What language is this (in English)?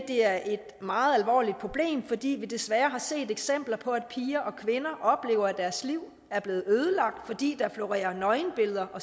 Danish